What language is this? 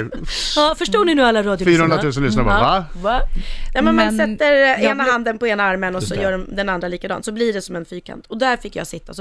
Swedish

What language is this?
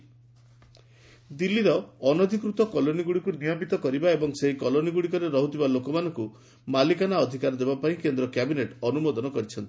Odia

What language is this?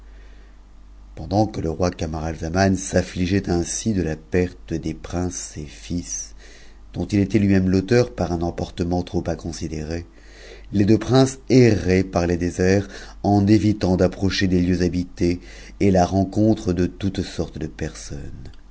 French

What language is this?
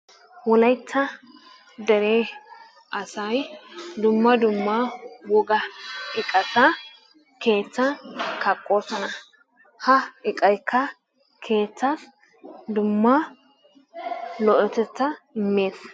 Wolaytta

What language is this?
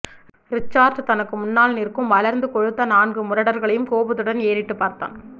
Tamil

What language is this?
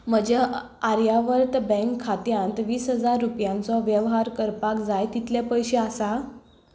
Konkani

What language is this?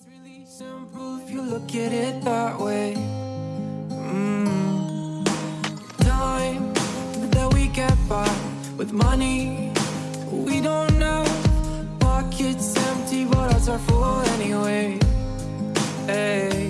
Italian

